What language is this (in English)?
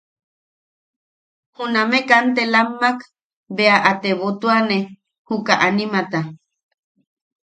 Yaqui